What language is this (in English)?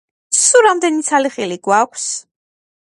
Georgian